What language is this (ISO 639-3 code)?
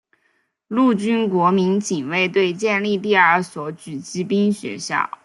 zho